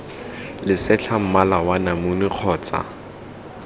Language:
Tswana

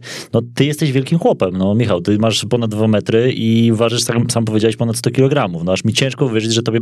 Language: Polish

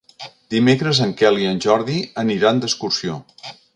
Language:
Catalan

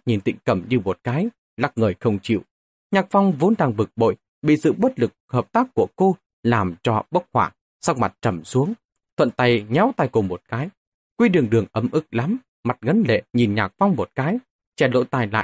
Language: Vietnamese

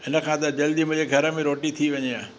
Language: Sindhi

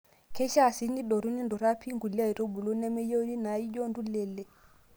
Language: Masai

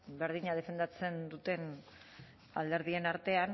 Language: Basque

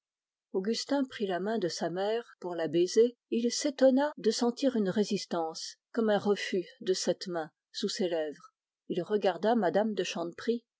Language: French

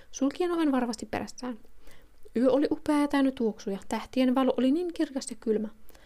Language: Finnish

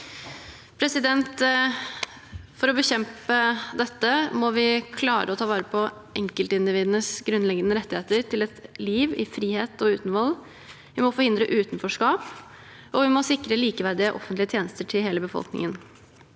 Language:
Norwegian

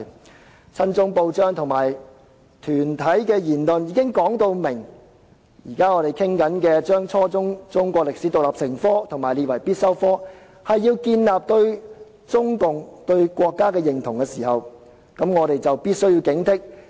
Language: Cantonese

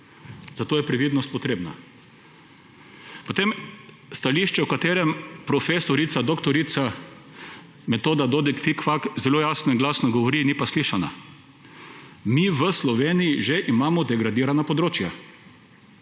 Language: Slovenian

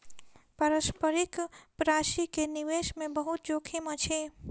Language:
Maithili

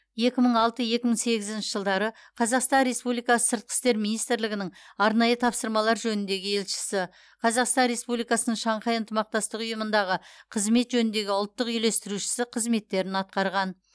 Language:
Kazakh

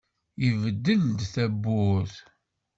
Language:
Kabyle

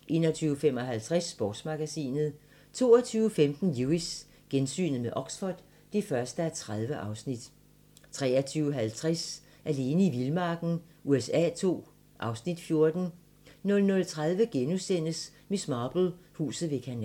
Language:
Danish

